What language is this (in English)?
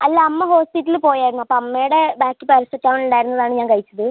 Malayalam